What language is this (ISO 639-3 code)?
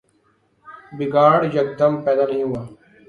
urd